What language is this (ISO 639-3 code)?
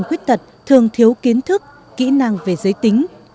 vie